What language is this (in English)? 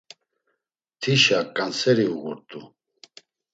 Laz